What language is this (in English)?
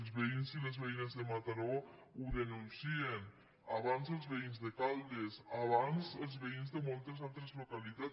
Catalan